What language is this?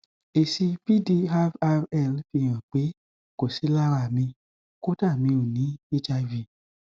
Yoruba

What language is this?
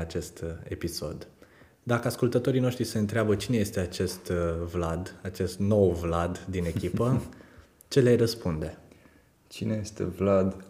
Romanian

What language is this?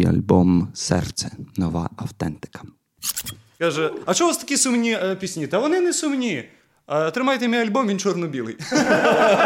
Ukrainian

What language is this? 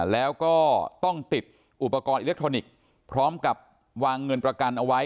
Thai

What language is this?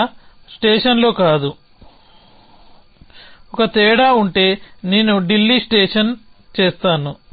Telugu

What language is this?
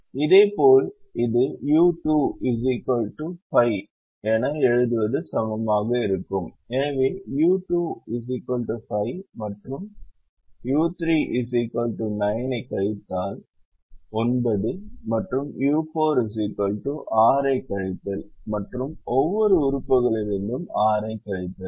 Tamil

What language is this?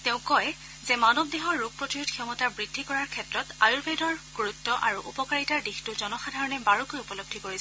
Assamese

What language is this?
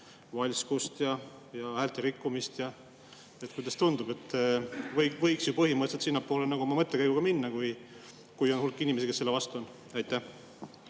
Estonian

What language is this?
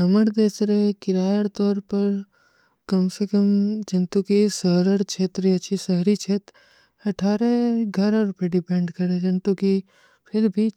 Kui (India)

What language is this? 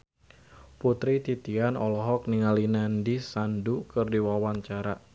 Sundanese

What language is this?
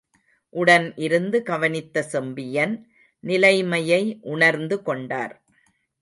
Tamil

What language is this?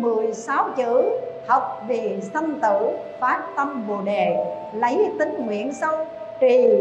Vietnamese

